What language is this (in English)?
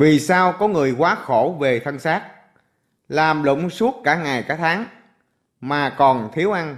Vietnamese